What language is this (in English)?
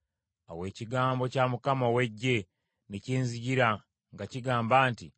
Ganda